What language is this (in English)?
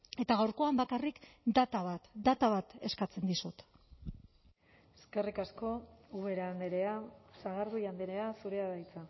Basque